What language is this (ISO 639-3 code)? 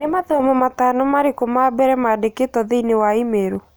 kik